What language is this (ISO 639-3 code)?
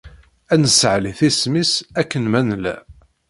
kab